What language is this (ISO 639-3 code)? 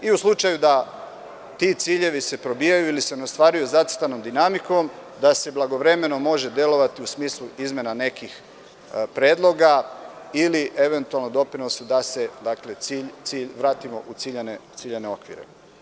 srp